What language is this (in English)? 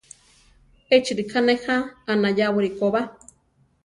Central Tarahumara